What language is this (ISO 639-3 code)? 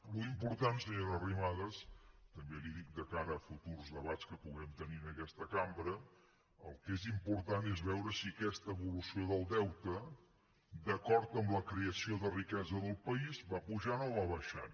cat